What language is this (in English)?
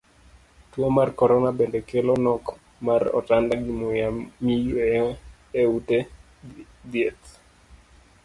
Luo (Kenya and Tanzania)